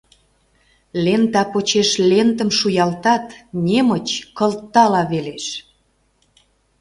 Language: Mari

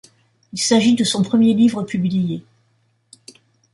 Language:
French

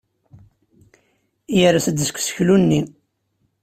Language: Kabyle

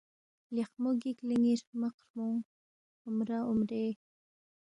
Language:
Balti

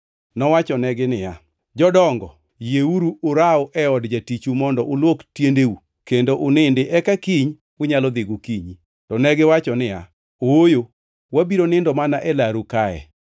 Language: Luo (Kenya and Tanzania)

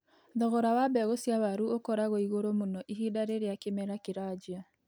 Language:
Kikuyu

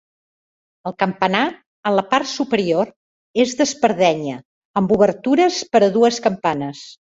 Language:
Catalan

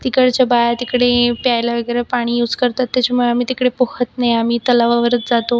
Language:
Marathi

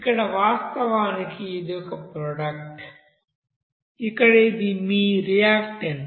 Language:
Telugu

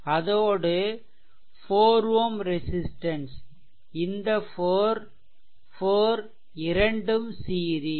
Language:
Tamil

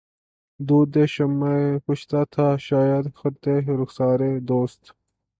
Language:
Urdu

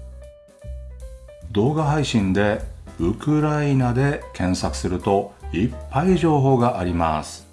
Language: Japanese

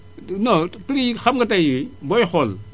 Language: Wolof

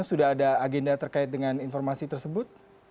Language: Indonesian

